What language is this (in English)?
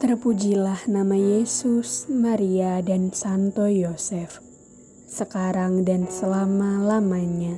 Indonesian